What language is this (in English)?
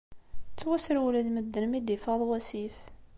Kabyle